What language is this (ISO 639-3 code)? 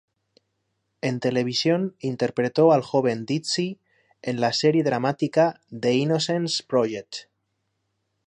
spa